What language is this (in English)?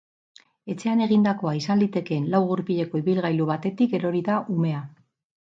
Basque